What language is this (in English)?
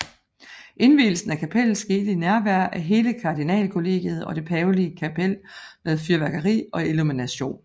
Danish